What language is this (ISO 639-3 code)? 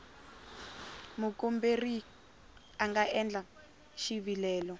tso